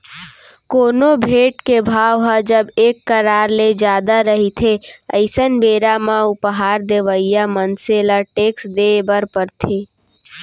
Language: Chhattisgarhi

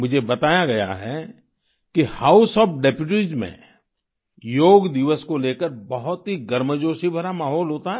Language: Hindi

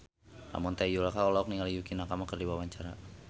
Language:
Sundanese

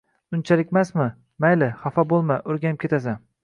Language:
Uzbek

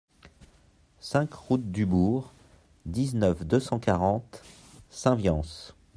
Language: French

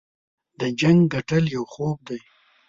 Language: Pashto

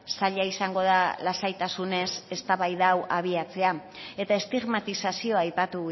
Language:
Basque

